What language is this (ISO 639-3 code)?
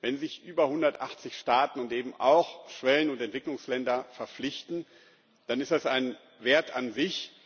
deu